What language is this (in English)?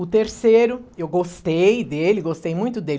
Portuguese